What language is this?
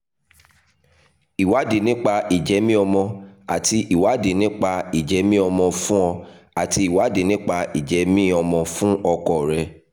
Yoruba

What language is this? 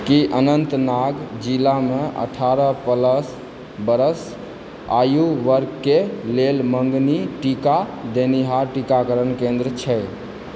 Maithili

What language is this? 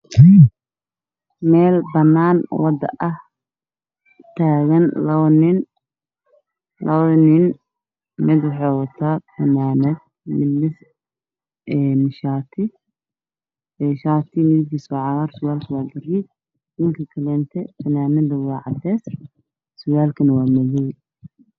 Somali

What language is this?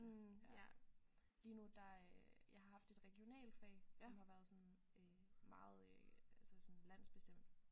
Danish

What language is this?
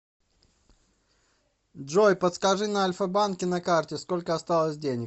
Russian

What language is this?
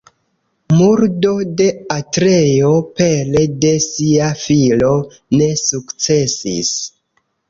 Esperanto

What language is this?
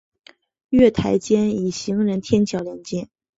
Chinese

